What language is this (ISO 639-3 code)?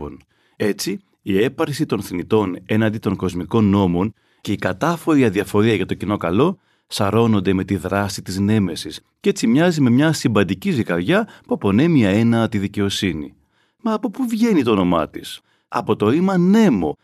ell